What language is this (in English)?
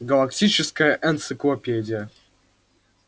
Russian